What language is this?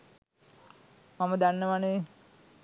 Sinhala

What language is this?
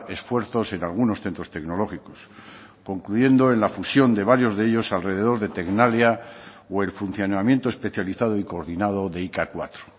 Spanish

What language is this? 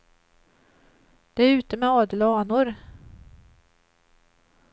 Swedish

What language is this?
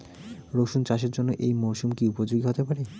Bangla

